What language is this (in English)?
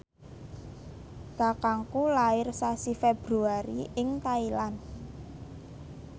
Javanese